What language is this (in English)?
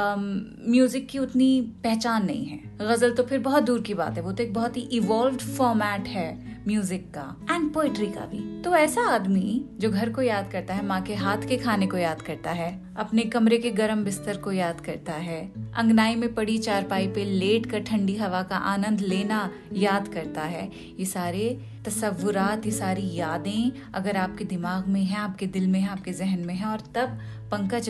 Hindi